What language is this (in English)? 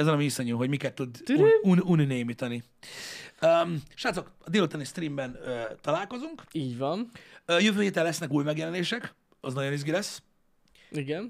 Hungarian